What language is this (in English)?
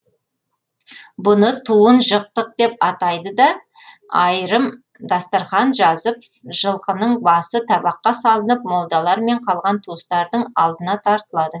Kazakh